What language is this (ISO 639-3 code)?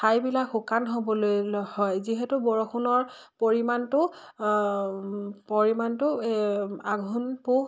asm